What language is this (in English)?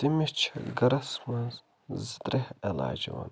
Kashmiri